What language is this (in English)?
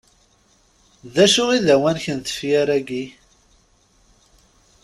Kabyle